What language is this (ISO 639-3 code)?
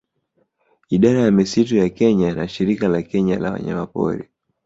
swa